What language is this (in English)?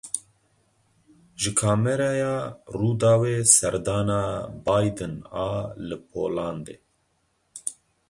Kurdish